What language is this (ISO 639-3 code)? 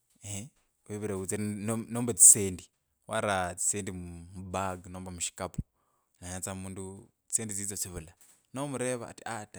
lkb